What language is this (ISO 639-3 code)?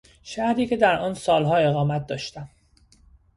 fas